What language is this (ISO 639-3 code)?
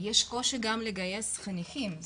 heb